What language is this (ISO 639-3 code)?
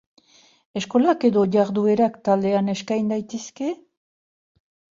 eus